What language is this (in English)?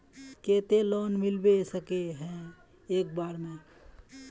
Magahi